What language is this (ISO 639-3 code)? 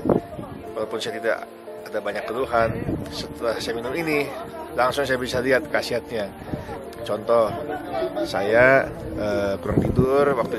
ind